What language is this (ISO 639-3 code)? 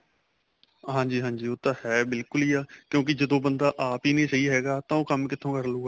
pan